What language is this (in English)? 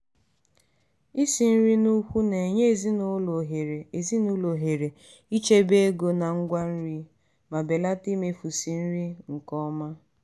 Igbo